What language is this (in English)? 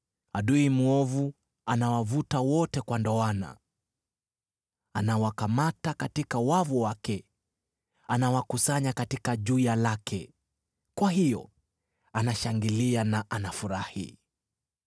Swahili